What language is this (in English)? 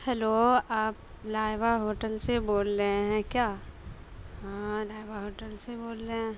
Urdu